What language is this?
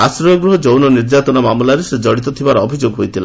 Odia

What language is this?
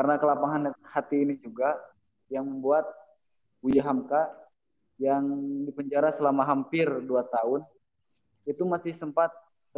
Indonesian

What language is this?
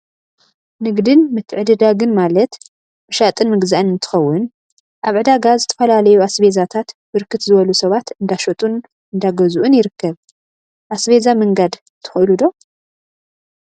Tigrinya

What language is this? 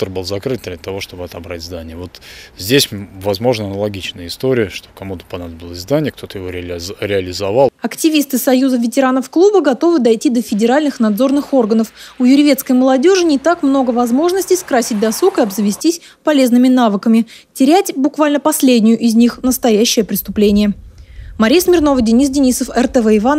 Russian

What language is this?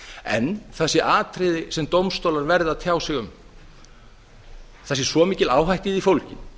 Icelandic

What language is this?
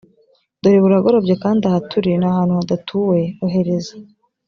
Kinyarwanda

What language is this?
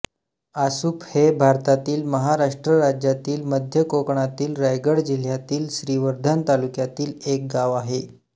Marathi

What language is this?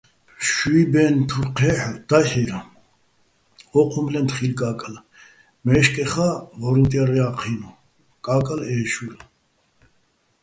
Bats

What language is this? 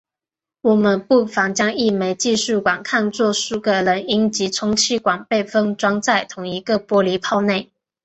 Chinese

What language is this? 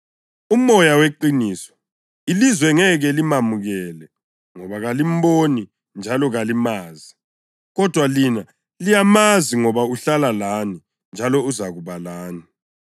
North Ndebele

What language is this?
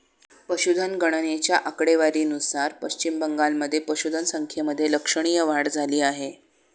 Marathi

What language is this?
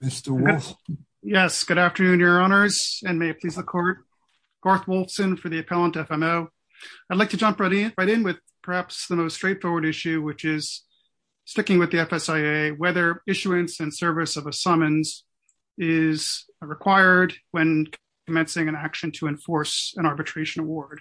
English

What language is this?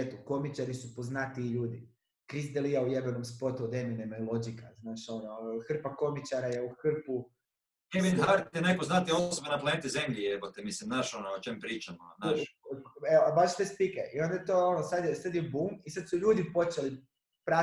Croatian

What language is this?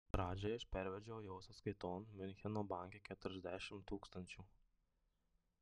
Lithuanian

